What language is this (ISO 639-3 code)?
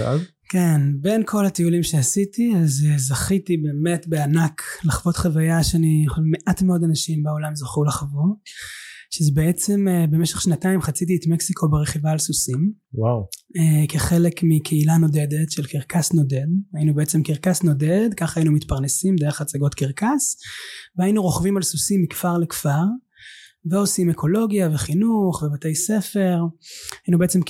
heb